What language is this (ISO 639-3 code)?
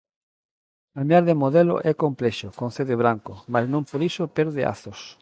glg